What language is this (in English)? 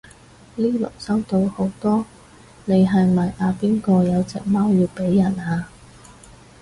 Cantonese